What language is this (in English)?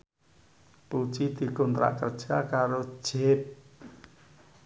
Javanese